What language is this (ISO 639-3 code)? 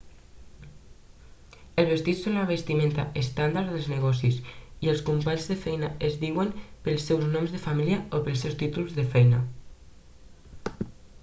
cat